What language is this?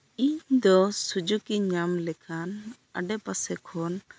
Santali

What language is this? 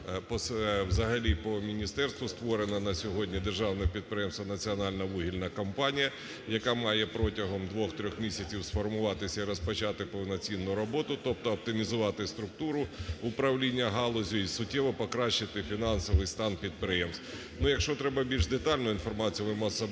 Ukrainian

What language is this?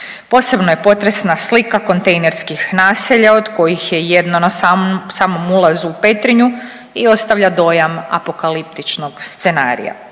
Croatian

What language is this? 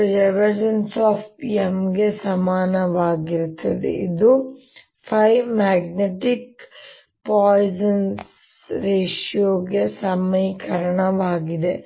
Kannada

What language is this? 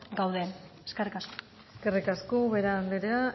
Basque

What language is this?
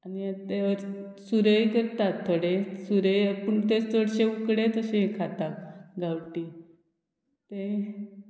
Konkani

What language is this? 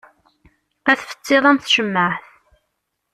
Kabyle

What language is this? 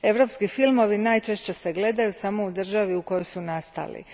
Croatian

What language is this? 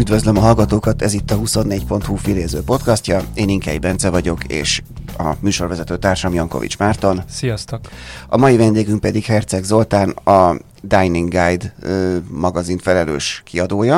Hungarian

